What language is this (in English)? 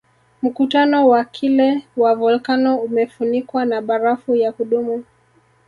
Swahili